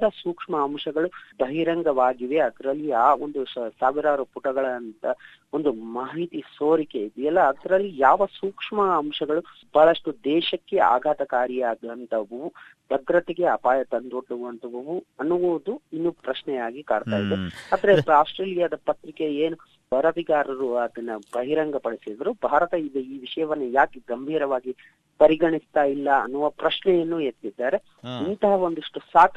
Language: Kannada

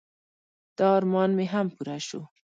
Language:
Pashto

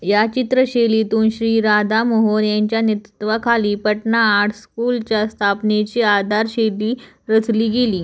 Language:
Marathi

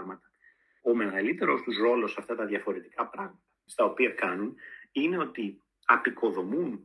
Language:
Greek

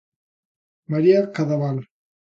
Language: Galician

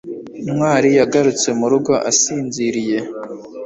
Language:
Kinyarwanda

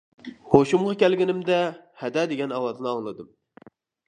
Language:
Uyghur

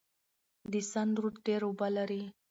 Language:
Pashto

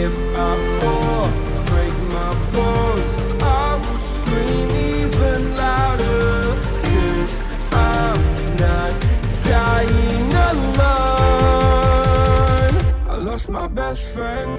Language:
English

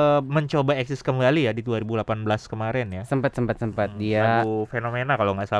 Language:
Indonesian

